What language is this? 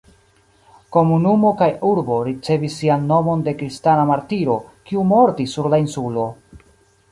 Esperanto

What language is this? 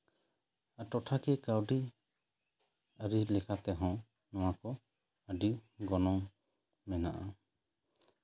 Santali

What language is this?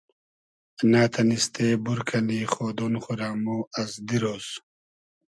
Hazaragi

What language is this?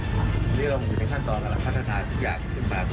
Thai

